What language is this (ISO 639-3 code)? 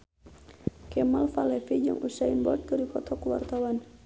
sun